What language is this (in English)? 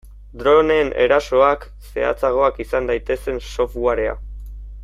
Basque